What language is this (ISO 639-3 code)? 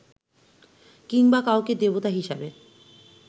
ben